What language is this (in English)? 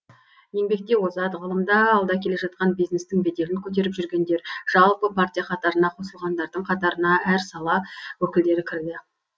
Kazakh